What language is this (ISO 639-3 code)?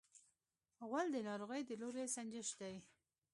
pus